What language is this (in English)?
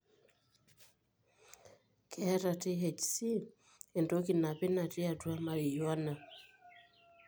Masai